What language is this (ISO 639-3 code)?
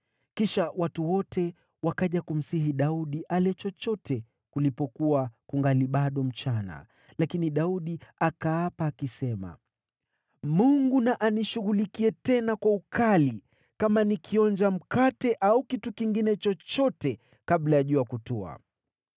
swa